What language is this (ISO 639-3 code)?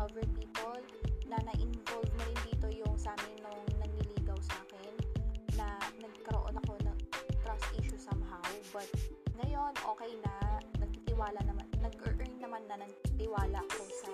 fil